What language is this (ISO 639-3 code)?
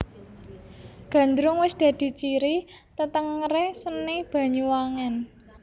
jav